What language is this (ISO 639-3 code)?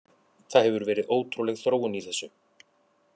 isl